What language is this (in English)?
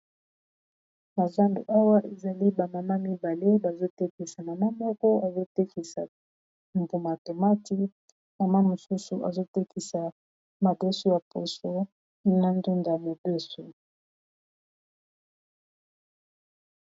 Lingala